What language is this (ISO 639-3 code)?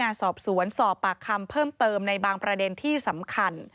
tha